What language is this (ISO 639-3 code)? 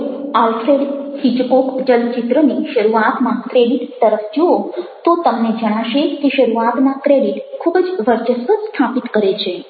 guj